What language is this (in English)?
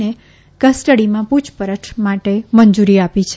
Gujarati